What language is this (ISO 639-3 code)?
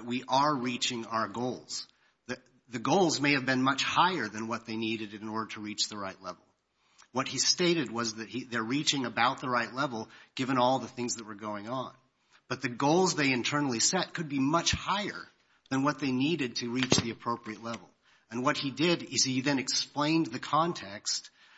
eng